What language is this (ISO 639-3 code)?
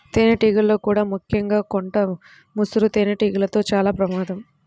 tel